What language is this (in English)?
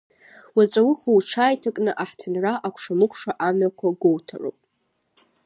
Abkhazian